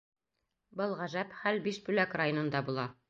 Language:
Bashkir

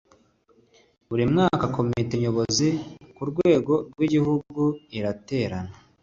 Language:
Kinyarwanda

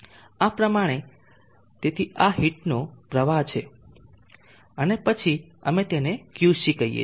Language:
Gujarati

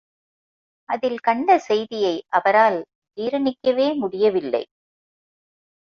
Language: Tamil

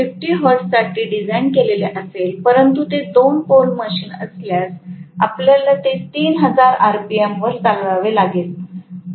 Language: Marathi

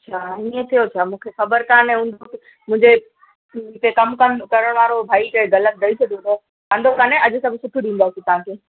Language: Sindhi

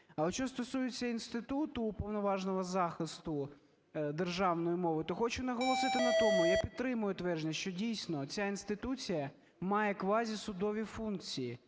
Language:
Ukrainian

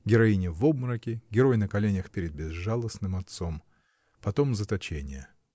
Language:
Russian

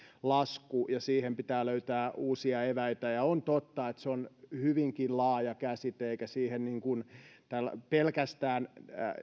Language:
Finnish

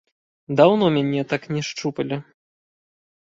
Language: Belarusian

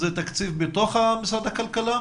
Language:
Hebrew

